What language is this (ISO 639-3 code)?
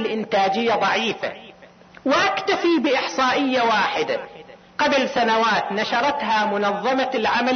ara